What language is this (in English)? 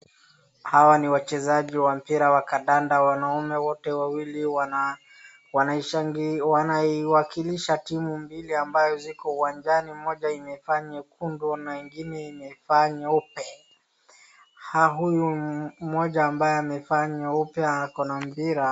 Swahili